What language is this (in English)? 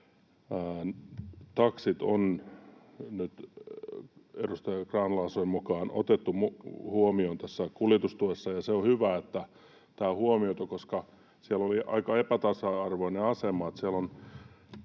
Finnish